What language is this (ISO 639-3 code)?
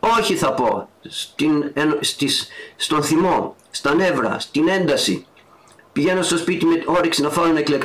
ell